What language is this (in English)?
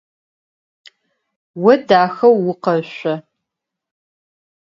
Adyghe